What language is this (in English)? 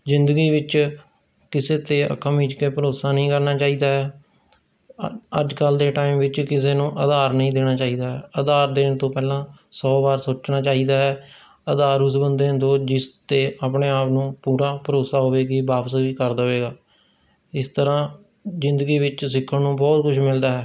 Punjabi